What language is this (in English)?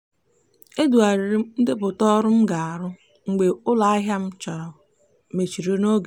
Igbo